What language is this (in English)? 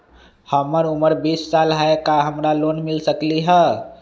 Magahi